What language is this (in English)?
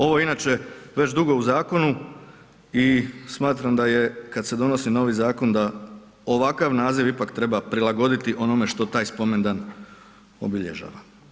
Croatian